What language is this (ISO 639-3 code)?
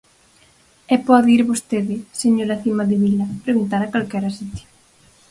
glg